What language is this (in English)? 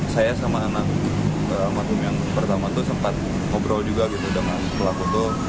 Indonesian